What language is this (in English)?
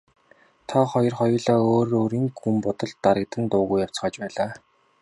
Mongolian